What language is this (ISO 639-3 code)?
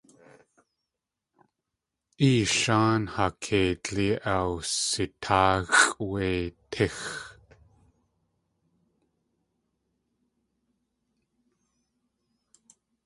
tli